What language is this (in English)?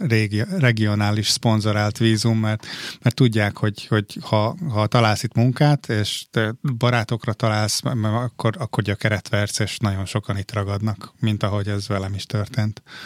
Hungarian